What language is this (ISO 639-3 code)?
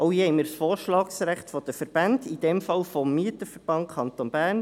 gsw